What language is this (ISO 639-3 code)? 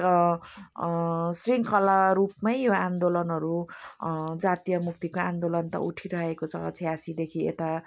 nep